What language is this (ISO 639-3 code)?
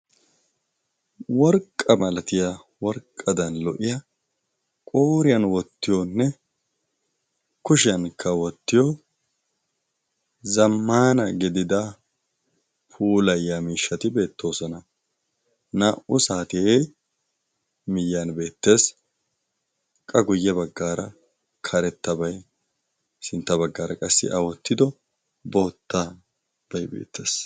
wal